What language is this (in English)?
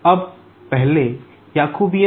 Hindi